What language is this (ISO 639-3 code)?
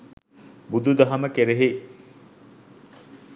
sin